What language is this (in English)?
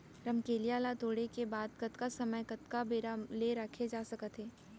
Chhattisgarhi